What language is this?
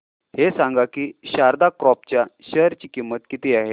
Marathi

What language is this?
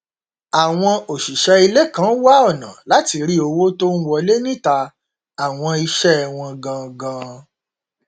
Yoruba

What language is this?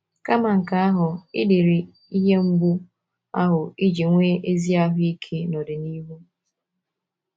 Igbo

